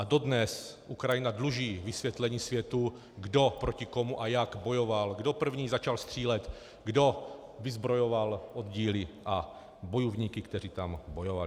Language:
Czech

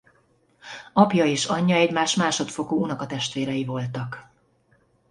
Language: Hungarian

